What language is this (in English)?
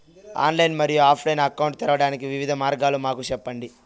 Telugu